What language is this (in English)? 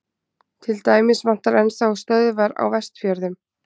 Icelandic